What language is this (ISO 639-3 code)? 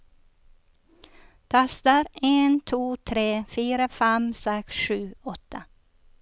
nor